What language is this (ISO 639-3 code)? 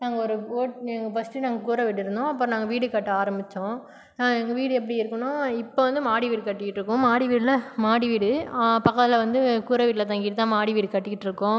tam